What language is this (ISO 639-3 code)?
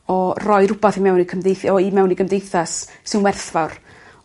cym